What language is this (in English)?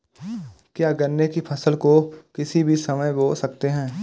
Hindi